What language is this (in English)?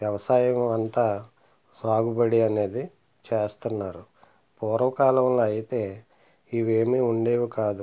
Telugu